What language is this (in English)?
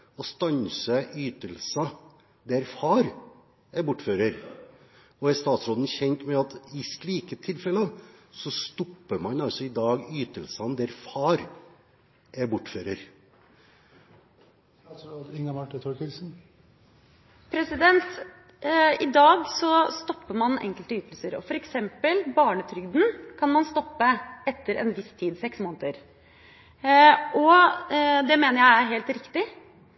Norwegian Bokmål